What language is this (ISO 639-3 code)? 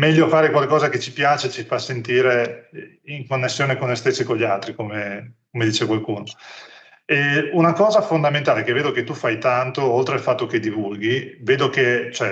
ita